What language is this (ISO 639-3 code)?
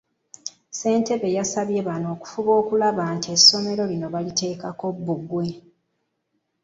lug